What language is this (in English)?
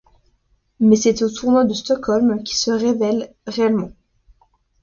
French